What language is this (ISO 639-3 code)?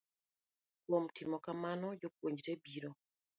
luo